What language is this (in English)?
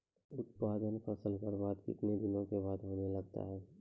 Maithili